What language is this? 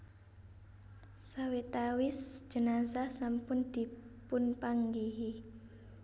Javanese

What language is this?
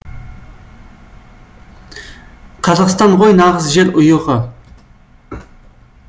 Kazakh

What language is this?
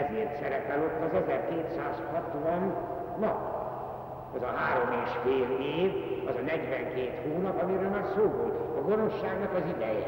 Hungarian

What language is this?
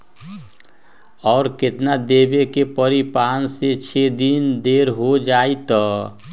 Magahi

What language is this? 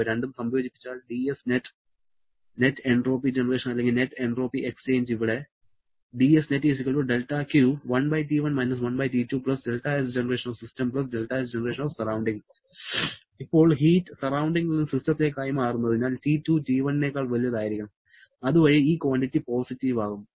Malayalam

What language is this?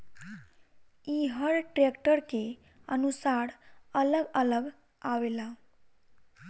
Bhojpuri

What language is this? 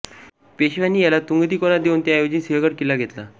Marathi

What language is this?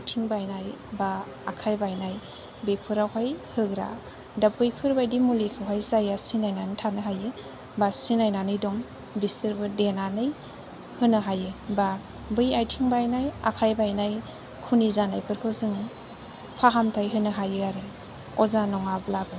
Bodo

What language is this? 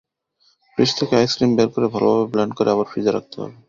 Bangla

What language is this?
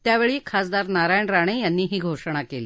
Marathi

